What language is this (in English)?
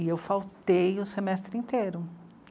Portuguese